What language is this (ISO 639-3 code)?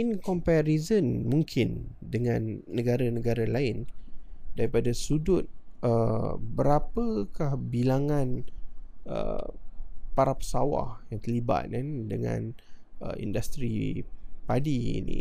msa